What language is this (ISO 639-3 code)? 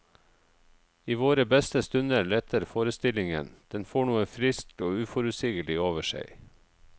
nor